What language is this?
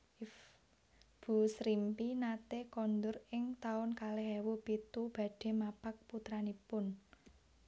Javanese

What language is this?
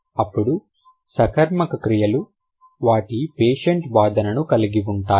Telugu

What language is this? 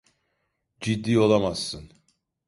Turkish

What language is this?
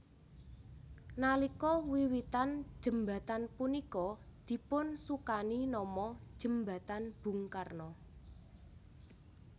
Javanese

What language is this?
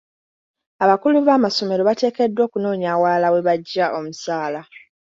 Ganda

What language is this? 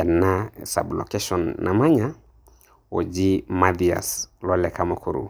Masai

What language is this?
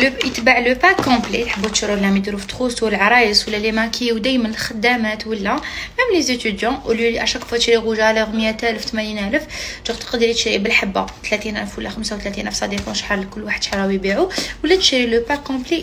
Arabic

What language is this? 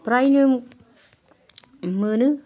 Bodo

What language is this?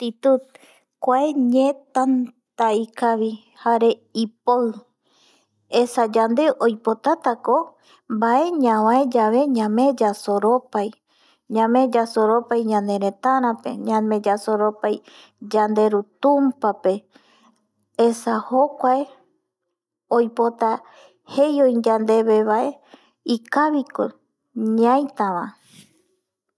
Eastern Bolivian Guaraní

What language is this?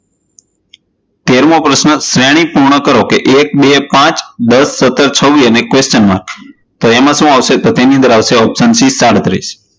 Gujarati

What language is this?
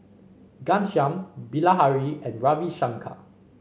English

